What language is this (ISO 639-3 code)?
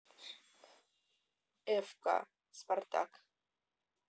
rus